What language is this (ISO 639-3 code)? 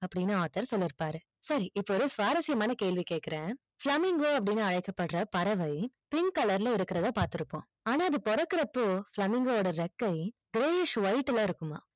tam